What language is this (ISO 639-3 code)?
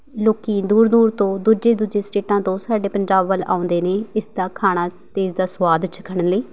pan